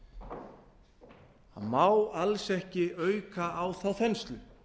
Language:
Icelandic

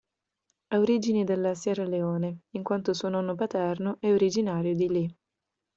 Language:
Italian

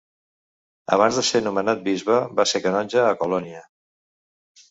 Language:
Catalan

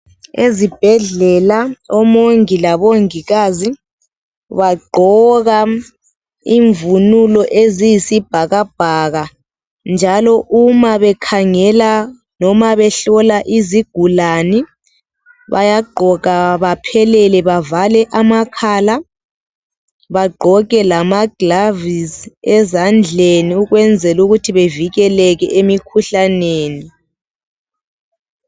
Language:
North Ndebele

